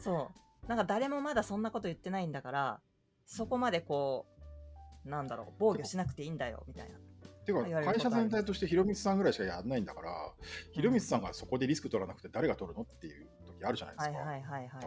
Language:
Japanese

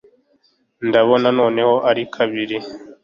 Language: Kinyarwanda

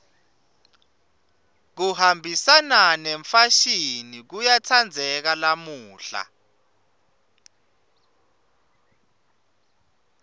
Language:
Swati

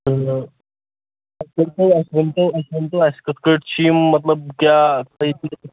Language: Kashmiri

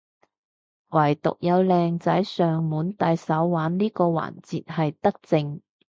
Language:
Cantonese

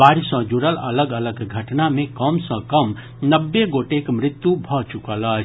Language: Maithili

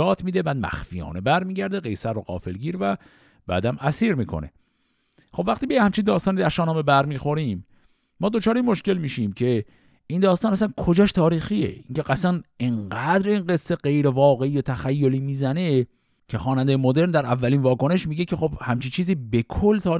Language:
Persian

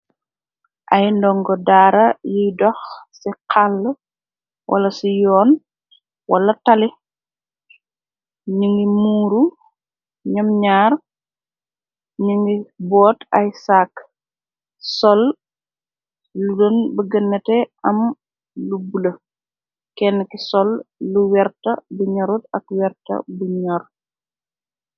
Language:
Wolof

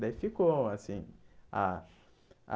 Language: Portuguese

